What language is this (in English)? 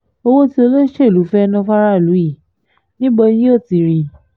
Yoruba